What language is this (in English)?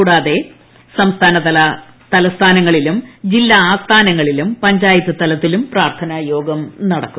Malayalam